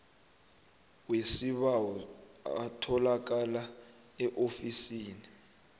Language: South Ndebele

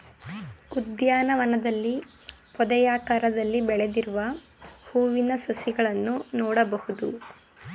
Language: Kannada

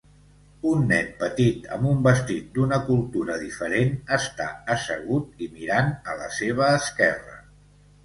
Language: Catalan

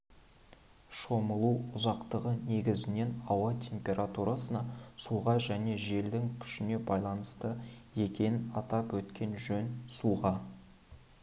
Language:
Kazakh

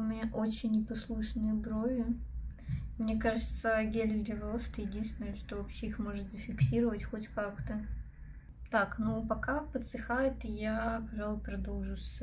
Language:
Russian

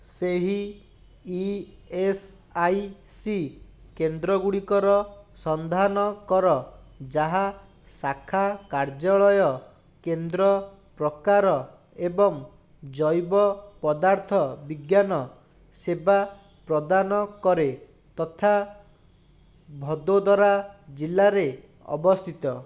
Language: Odia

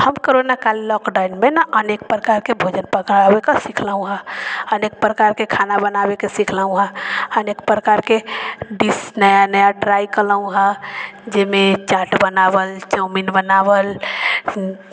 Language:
Maithili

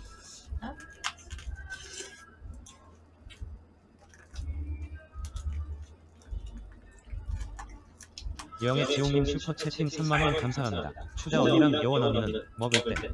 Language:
Korean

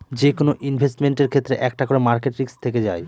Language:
Bangla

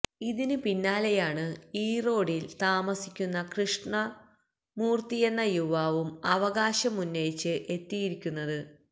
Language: Malayalam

